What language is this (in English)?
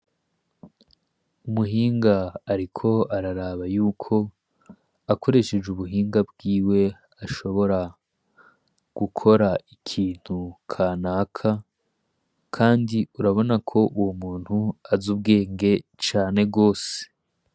Rundi